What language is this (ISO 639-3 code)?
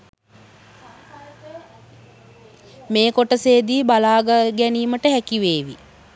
sin